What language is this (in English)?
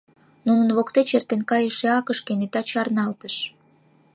Mari